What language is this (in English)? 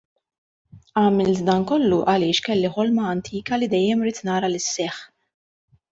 Maltese